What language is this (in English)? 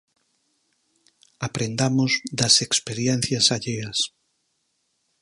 Galician